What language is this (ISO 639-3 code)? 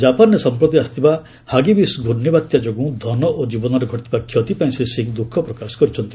ori